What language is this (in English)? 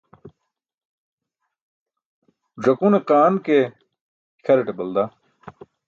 Burushaski